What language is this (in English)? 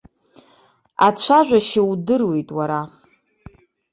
Abkhazian